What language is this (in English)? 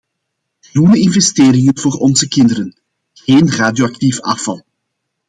Dutch